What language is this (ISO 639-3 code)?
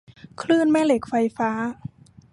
tha